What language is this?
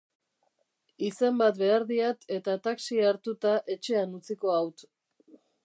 Basque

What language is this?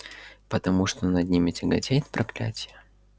Russian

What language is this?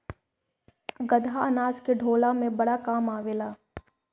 Bhojpuri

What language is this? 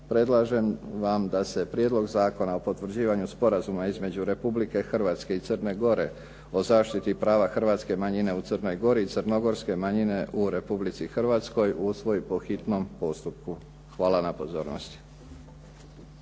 Croatian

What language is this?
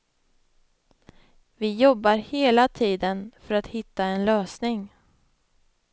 Swedish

